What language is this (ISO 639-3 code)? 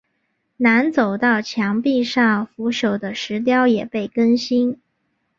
zho